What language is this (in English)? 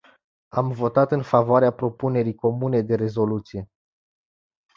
Romanian